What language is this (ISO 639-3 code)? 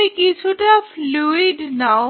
ben